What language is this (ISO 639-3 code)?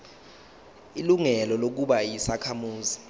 zul